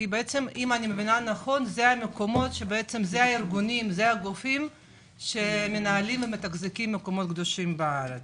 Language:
Hebrew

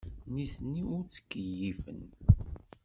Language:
Kabyle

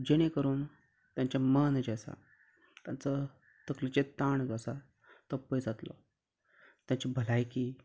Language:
Konkani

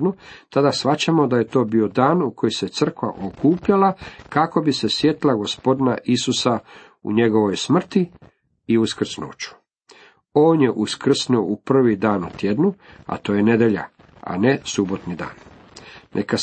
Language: Croatian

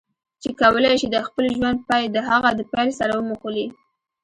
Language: Pashto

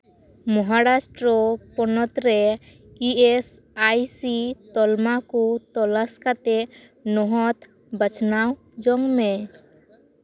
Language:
Santali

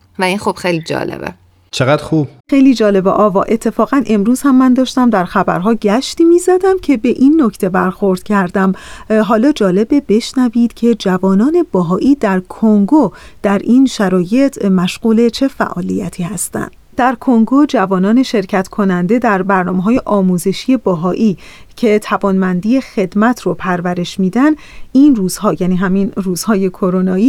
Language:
Persian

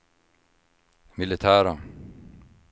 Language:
Swedish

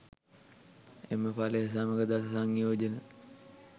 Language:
Sinhala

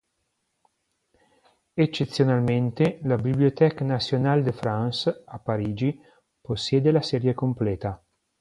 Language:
Italian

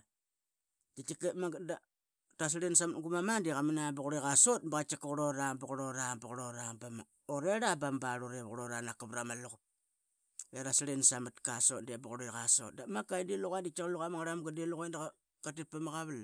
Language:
Qaqet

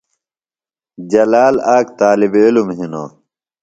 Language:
Phalura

